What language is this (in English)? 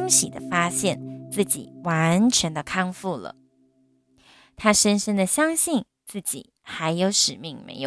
Chinese